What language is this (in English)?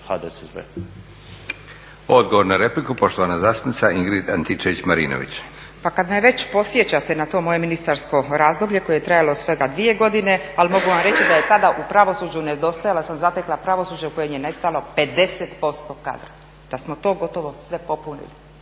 Croatian